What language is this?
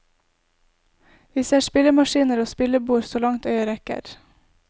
Norwegian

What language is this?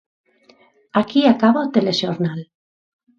Galician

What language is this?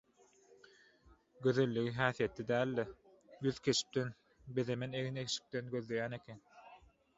Turkmen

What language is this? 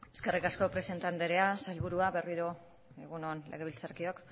Basque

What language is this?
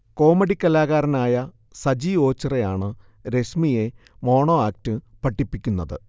Malayalam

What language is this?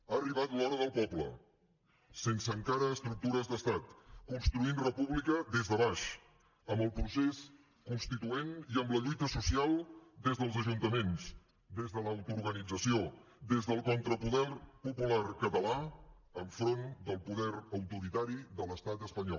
Catalan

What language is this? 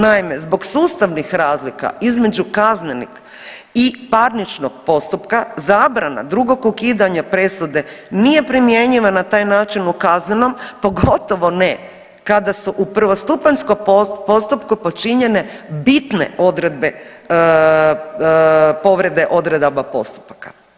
Croatian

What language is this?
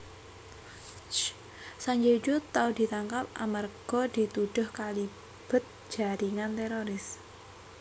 Javanese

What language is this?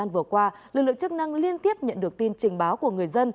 Vietnamese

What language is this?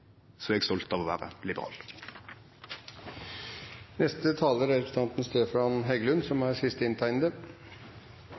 Norwegian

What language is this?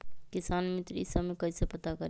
Magahi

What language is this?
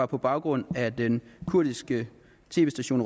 Danish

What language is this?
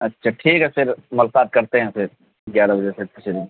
Urdu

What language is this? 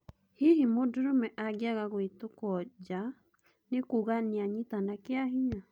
Kikuyu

